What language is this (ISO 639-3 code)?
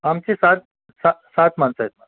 mar